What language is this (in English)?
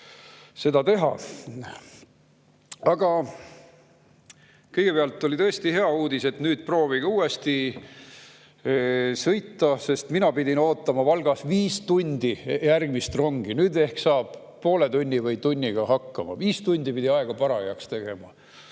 Estonian